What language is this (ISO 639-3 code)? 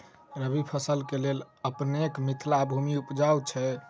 mai